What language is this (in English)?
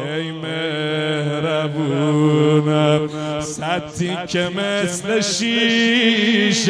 Persian